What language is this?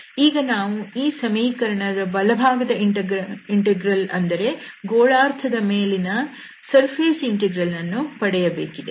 Kannada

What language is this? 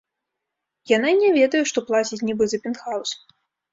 Belarusian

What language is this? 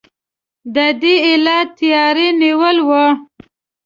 Pashto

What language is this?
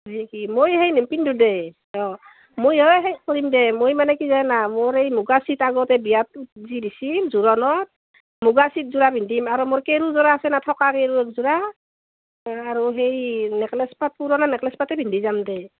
Assamese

